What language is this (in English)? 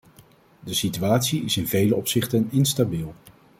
Dutch